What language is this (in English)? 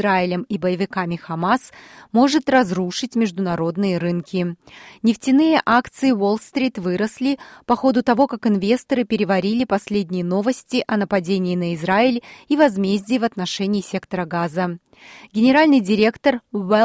Russian